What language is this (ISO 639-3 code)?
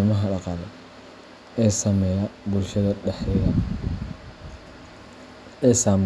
som